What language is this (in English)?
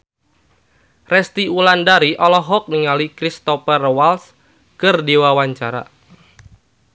Sundanese